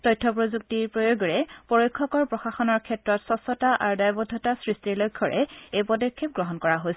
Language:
Assamese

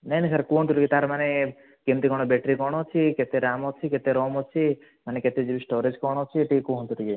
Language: Odia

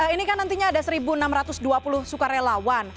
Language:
Indonesian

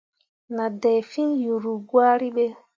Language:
Mundang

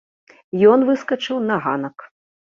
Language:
Belarusian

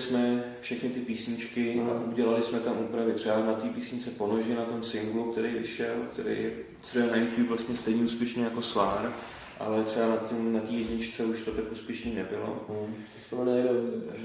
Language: Czech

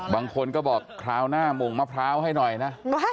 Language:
Thai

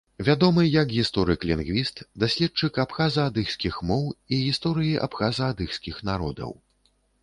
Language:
Belarusian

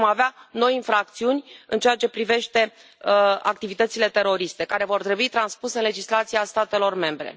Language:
Romanian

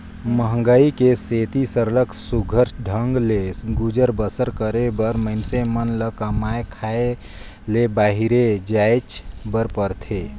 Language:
Chhattisgarhi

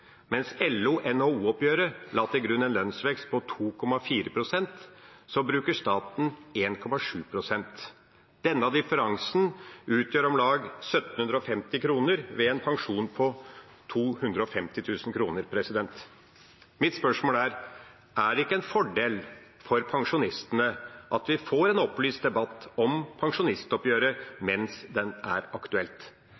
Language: Norwegian Bokmål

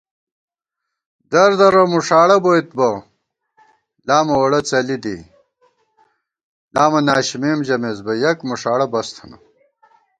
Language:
Gawar-Bati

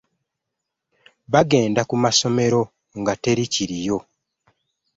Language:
Ganda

